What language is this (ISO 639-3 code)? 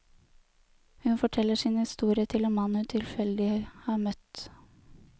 nor